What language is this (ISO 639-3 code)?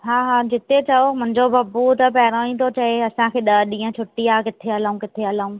snd